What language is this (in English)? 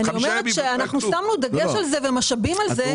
Hebrew